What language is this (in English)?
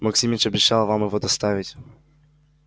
Russian